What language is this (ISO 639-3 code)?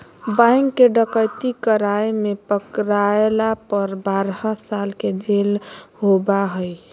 mag